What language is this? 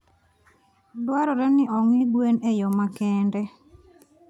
Luo (Kenya and Tanzania)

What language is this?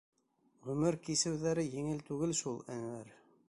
Bashkir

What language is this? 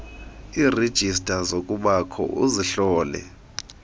Xhosa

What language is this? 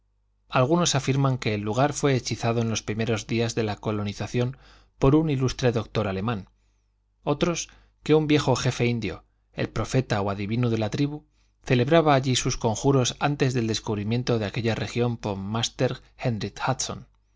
Spanish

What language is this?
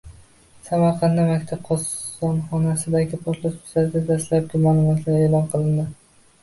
Uzbek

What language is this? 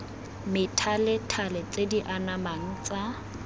Tswana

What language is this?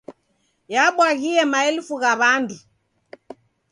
Taita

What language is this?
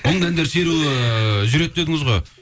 Kazakh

